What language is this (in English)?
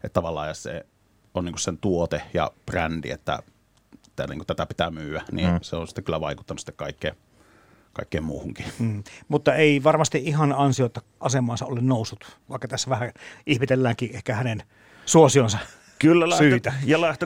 Finnish